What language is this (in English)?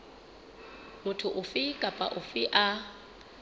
Southern Sotho